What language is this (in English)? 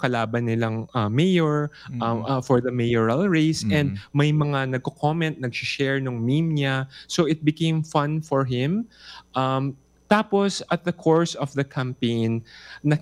Filipino